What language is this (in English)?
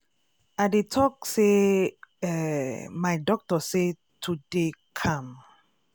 Nigerian Pidgin